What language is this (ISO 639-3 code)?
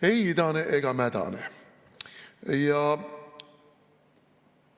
est